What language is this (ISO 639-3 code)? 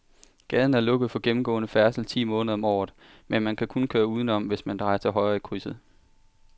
dan